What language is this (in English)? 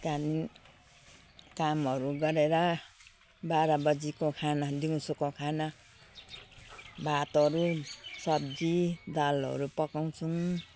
Nepali